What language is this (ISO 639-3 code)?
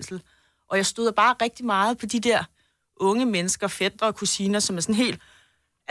dan